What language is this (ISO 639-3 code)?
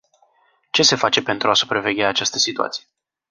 ron